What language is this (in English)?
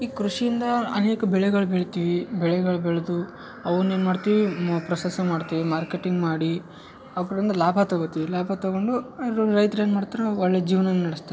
Kannada